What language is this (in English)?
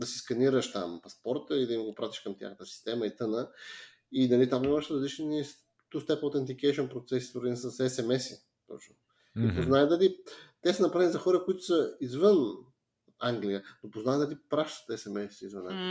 Bulgarian